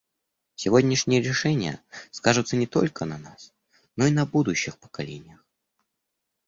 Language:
Russian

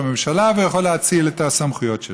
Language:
Hebrew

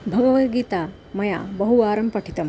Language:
Sanskrit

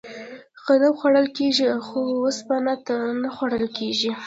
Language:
Pashto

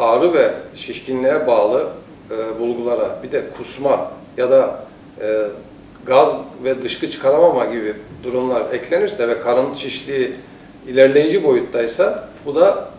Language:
Turkish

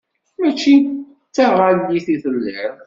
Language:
Kabyle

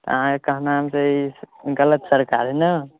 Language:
Maithili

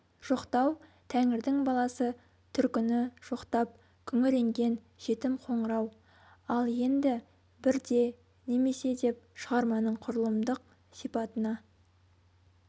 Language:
Kazakh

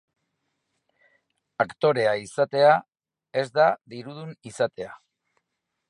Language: Basque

